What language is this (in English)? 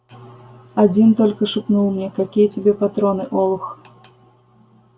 Russian